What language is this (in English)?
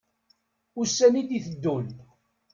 Kabyle